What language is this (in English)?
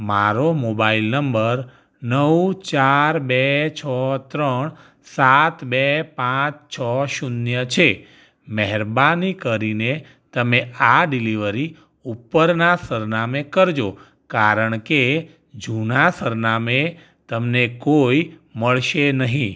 Gujarati